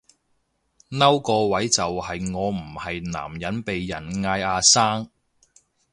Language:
Cantonese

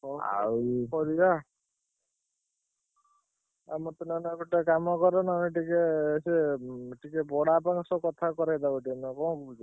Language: Odia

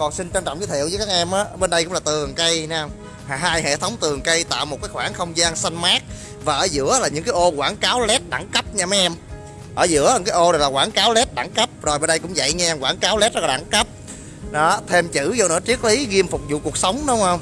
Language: Vietnamese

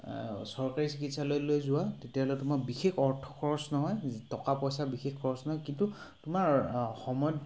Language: Assamese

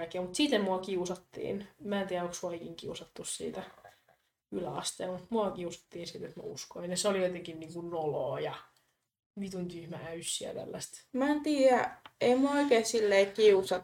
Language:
Finnish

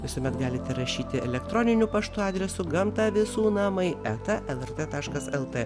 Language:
Lithuanian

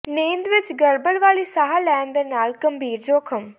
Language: Punjabi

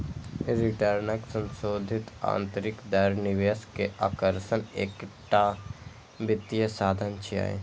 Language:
Maithili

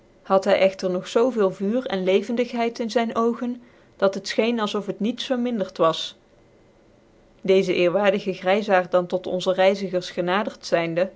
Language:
Dutch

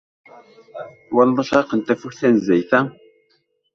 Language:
Kabyle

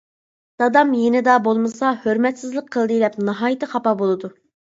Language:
Uyghur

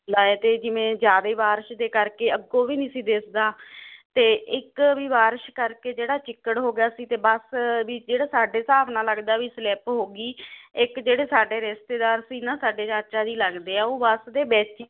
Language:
Punjabi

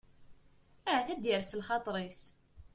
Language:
Kabyle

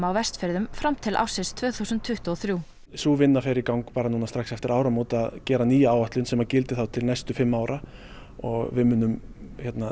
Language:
Icelandic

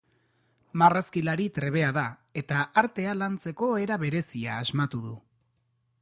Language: Basque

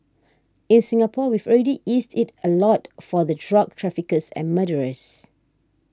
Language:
English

